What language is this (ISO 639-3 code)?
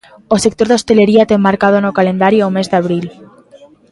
glg